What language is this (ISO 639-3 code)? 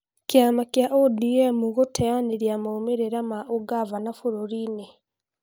kik